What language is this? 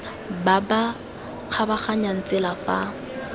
Tswana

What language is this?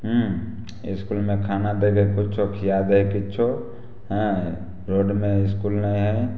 Maithili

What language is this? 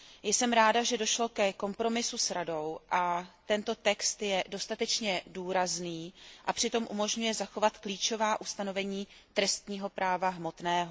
Czech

